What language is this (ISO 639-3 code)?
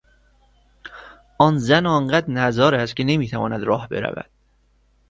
fas